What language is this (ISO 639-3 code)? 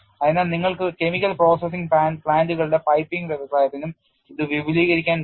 mal